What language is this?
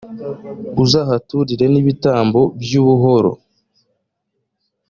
Kinyarwanda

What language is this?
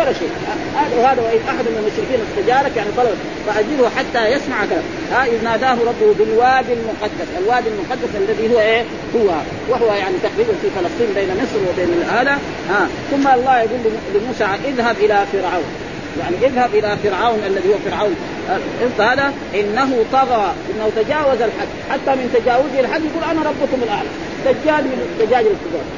Arabic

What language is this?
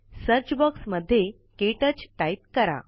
Marathi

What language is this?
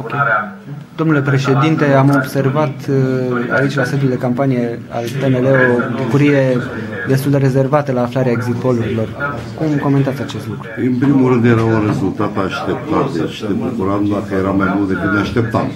Romanian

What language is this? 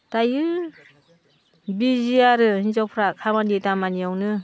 Bodo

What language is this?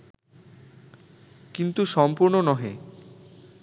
Bangla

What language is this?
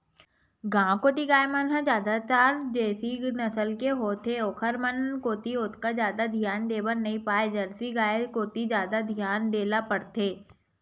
Chhattisgarhi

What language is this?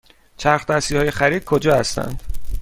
Persian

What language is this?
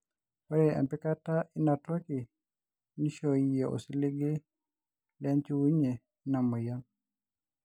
Masai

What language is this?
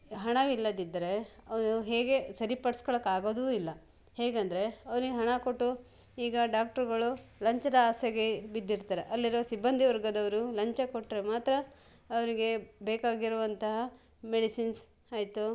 Kannada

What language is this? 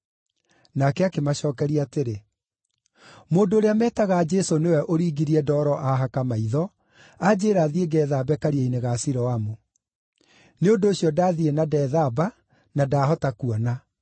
Kikuyu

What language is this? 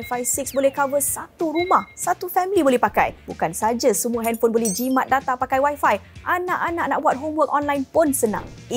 Malay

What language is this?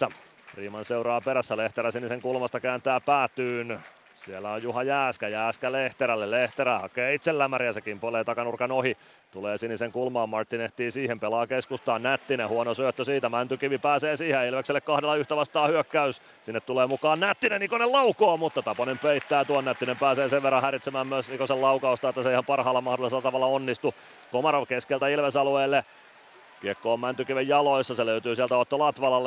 Finnish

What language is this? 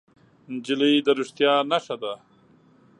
Pashto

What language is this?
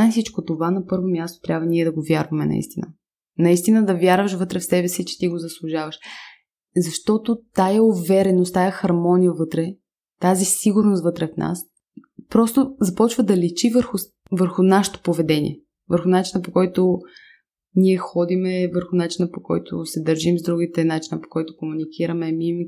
Bulgarian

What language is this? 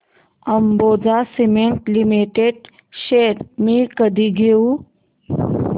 Marathi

